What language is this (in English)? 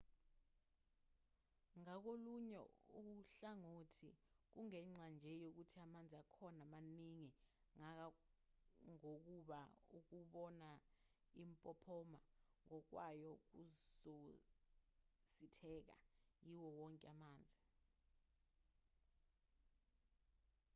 Zulu